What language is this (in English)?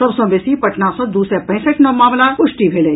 Maithili